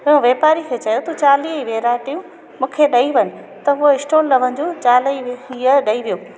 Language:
Sindhi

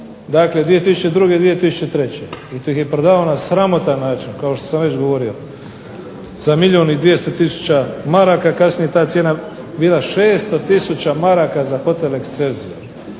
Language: Croatian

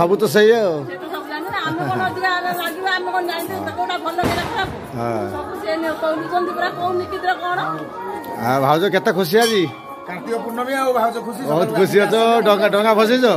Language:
Indonesian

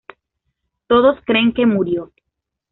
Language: Spanish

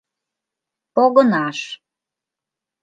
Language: Mari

